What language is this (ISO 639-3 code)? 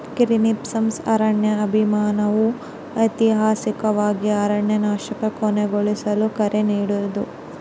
kan